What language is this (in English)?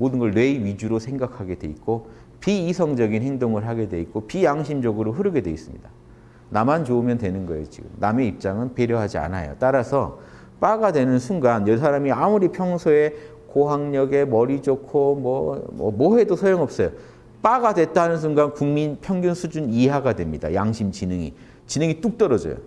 Korean